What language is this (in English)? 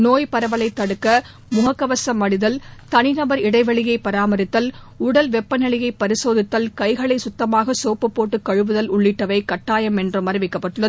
Tamil